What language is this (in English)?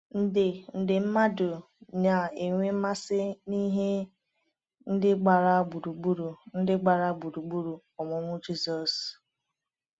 Igbo